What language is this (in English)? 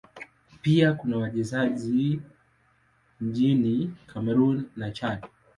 Swahili